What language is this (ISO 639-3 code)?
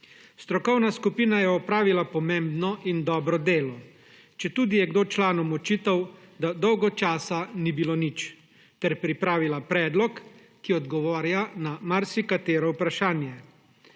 slv